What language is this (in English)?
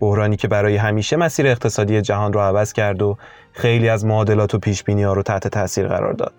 Persian